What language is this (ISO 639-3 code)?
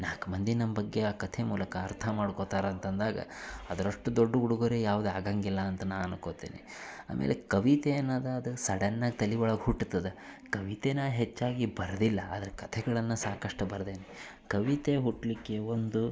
kan